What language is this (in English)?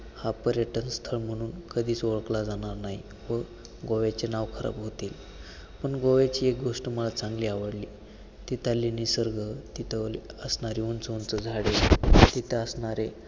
Marathi